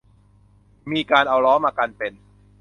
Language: Thai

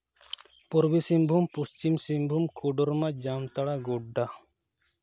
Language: Santali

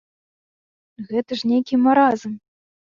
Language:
Belarusian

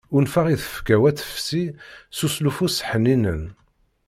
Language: Kabyle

